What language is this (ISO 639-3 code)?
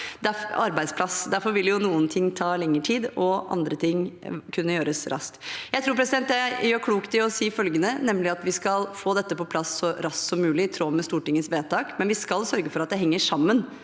nor